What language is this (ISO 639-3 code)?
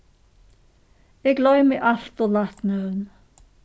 fao